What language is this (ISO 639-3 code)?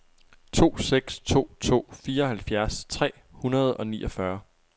dan